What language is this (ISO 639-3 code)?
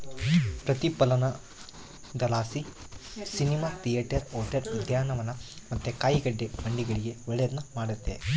kan